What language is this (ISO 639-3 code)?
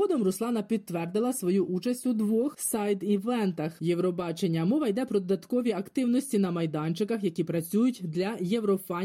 ukr